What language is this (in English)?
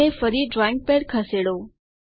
Gujarati